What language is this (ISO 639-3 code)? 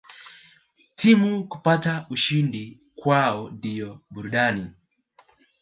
swa